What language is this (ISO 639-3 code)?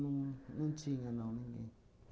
por